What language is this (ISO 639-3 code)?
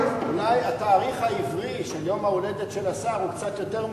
heb